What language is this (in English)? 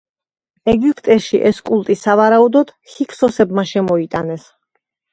Georgian